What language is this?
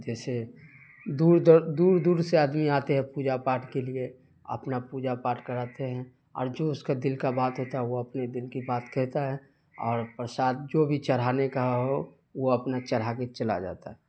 Urdu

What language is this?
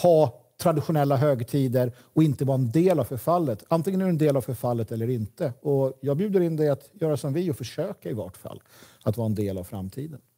Swedish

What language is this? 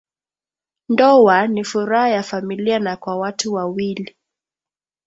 Swahili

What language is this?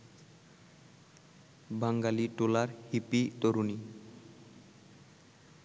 Bangla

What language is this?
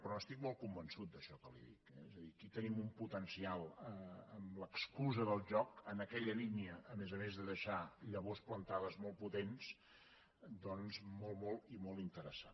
Catalan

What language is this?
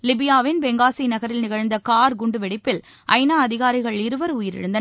Tamil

